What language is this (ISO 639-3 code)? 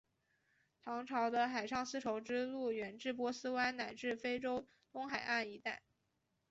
zho